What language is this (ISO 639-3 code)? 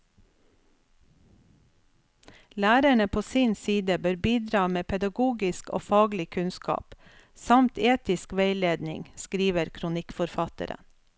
nor